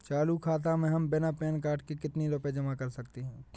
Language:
Hindi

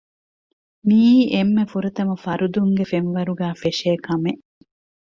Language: Divehi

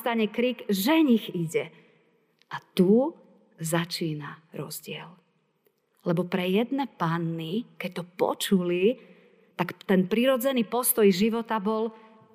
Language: Slovak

